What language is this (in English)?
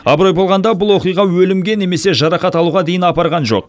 Kazakh